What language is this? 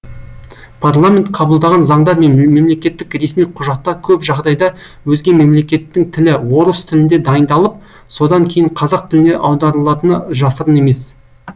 Kazakh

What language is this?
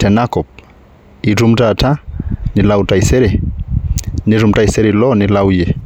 Masai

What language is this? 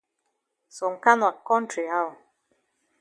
Cameroon Pidgin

